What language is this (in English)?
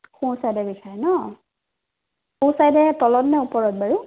Assamese